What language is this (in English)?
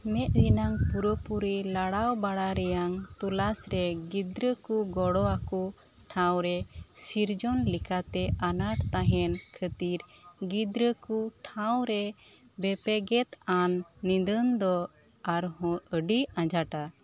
Santali